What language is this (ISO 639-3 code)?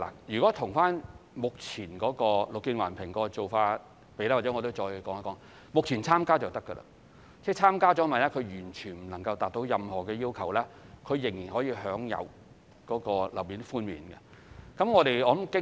yue